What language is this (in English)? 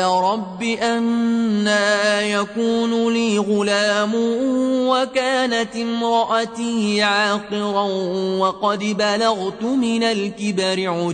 Arabic